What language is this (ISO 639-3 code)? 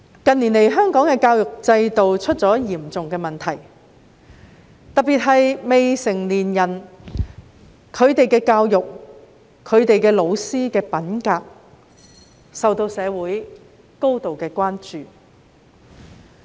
yue